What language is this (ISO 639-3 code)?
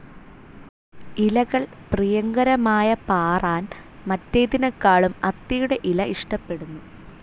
mal